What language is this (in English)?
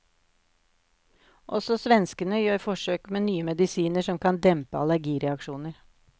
Norwegian